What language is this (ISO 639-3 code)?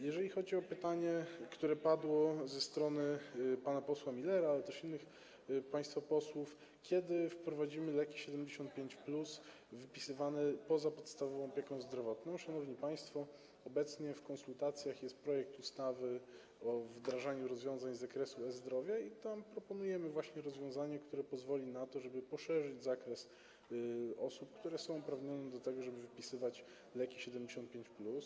pol